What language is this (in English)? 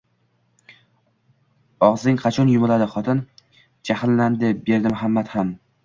Uzbek